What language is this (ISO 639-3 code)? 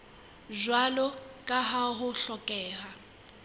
sot